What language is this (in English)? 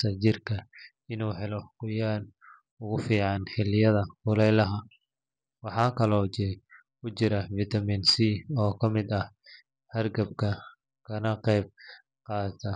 Somali